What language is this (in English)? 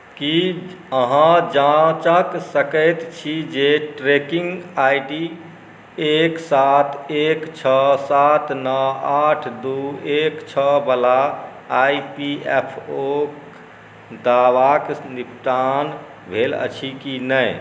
Maithili